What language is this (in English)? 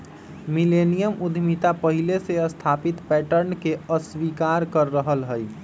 Magahi